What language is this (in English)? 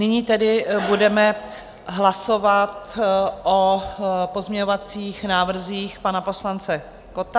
Czech